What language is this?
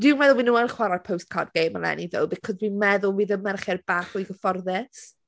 Welsh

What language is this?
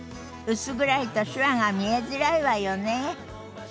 Japanese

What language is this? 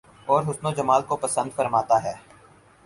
Urdu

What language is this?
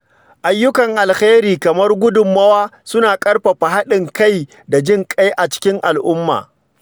Hausa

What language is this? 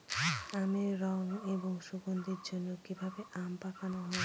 Bangla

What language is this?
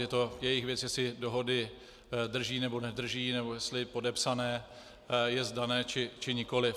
Czech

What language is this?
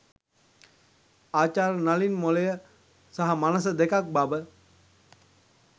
Sinhala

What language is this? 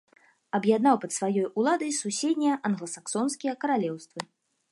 Belarusian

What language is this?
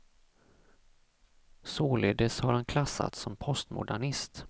Swedish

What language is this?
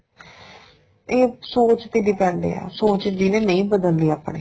Punjabi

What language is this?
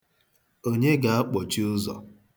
Igbo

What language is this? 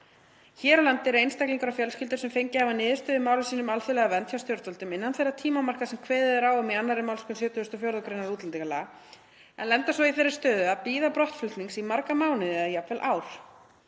Icelandic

